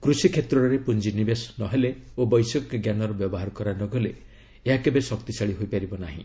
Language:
Odia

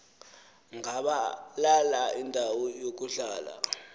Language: Xhosa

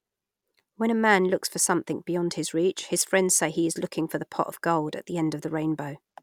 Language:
English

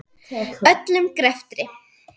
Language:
Icelandic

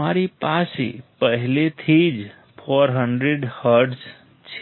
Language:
Gujarati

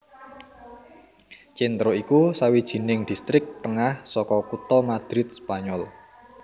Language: Javanese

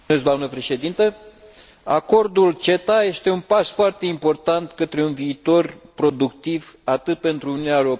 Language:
Romanian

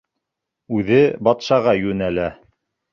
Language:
Bashkir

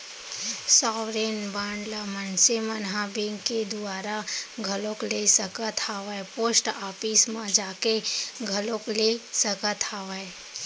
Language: Chhattisgarhi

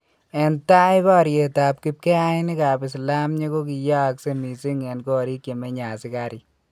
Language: Kalenjin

